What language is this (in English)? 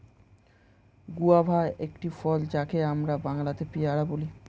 Bangla